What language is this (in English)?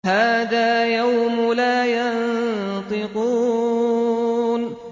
Arabic